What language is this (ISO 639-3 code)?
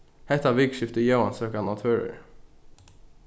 fao